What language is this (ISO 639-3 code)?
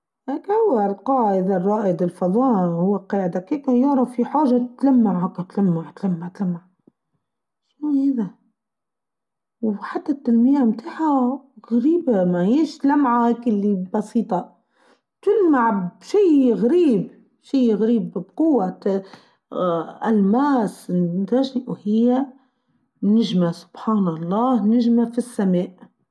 aeb